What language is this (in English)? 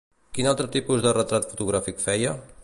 Catalan